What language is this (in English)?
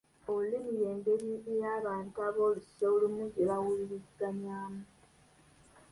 Ganda